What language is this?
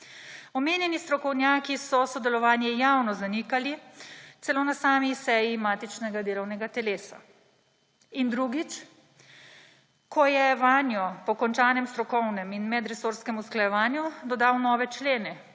Slovenian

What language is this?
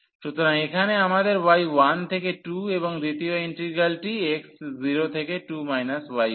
Bangla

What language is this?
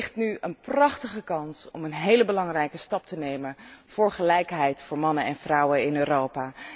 Dutch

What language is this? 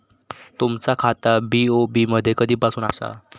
Marathi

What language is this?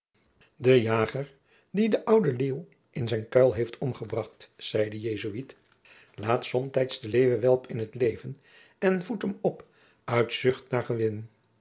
Dutch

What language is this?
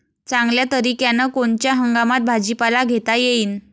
Marathi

